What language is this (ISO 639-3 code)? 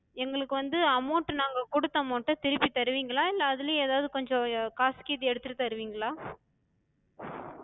tam